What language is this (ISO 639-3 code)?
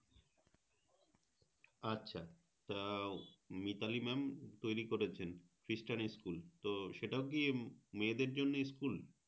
ben